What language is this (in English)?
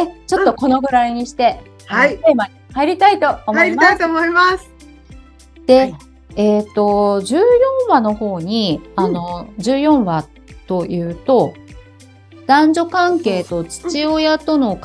Japanese